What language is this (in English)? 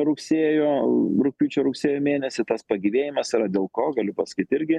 Lithuanian